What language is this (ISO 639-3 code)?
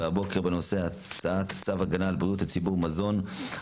heb